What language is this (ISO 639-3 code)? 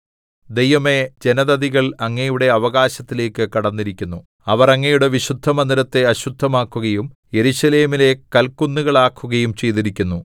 mal